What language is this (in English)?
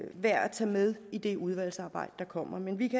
Danish